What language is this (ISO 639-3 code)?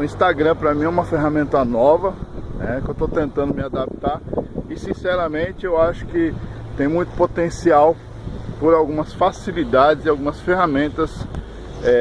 por